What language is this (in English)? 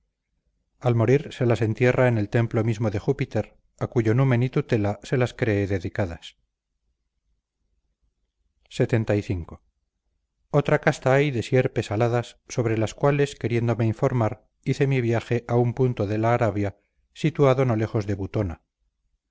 Spanish